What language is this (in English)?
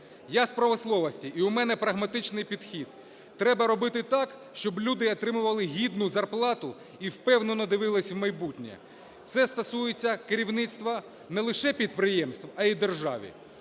Ukrainian